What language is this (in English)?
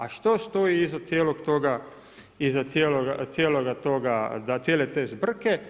Croatian